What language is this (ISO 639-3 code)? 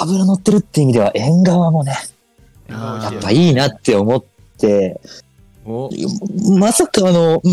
jpn